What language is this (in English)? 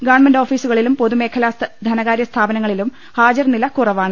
Malayalam